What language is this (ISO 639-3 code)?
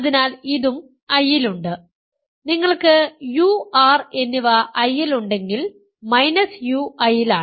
mal